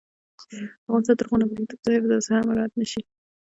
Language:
Pashto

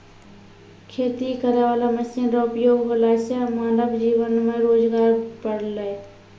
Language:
Maithili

